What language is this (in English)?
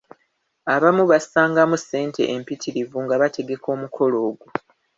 Ganda